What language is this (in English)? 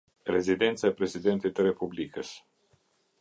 Albanian